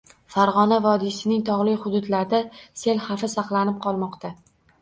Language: Uzbek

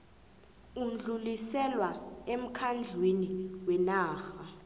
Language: South Ndebele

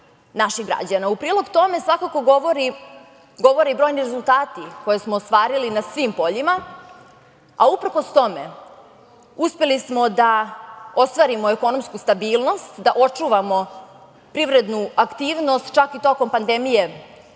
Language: Serbian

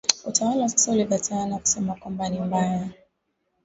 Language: Swahili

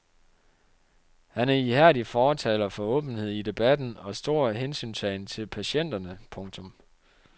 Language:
Danish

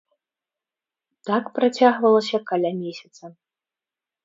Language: Belarusian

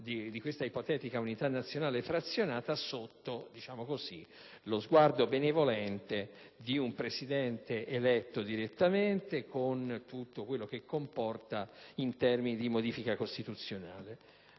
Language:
Italian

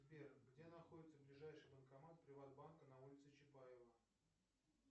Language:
Russian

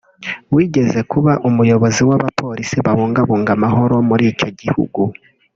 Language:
Kinyarwanda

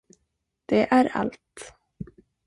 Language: Swedish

